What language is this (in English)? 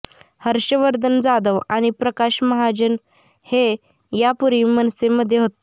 Marathi